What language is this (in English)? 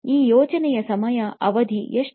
Kannada